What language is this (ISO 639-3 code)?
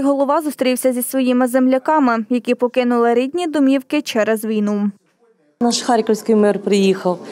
ukr